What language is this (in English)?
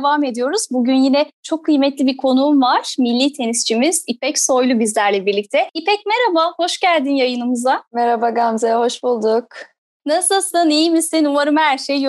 Turkish